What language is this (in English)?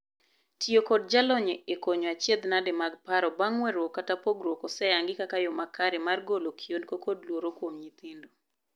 Luo (Kenya and Tanzania)